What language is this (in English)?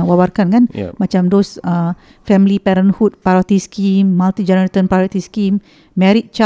Malay